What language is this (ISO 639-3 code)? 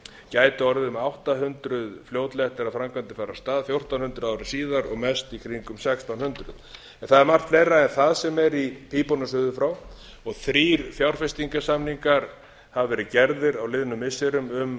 isl